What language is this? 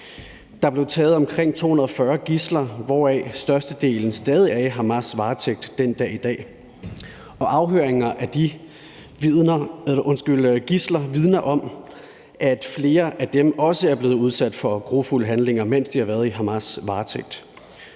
Danish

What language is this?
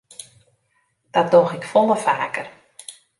Western Frisian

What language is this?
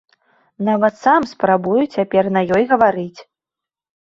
Belarusian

